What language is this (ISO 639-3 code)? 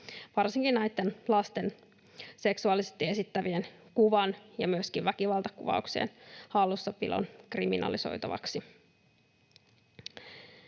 fin